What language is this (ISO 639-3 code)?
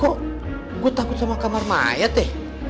ind